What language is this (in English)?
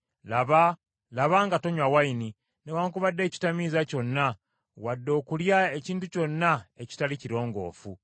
Ganda